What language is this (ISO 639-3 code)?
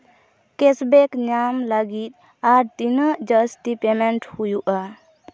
sat